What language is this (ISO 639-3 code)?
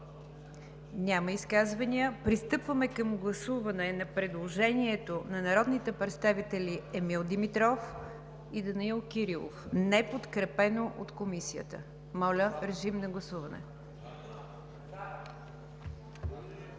bul